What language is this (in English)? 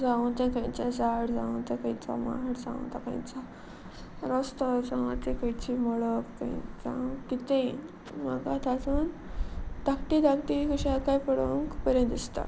Konkani